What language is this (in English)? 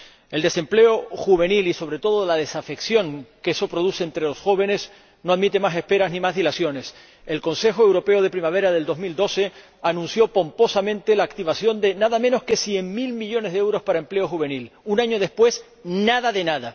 Spanish